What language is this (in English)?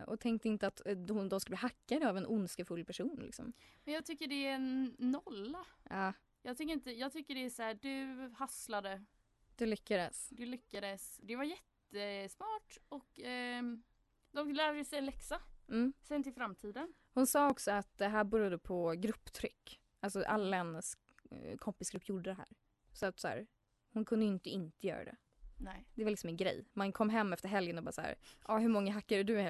Swedish